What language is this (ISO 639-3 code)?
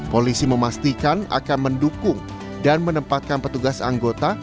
ind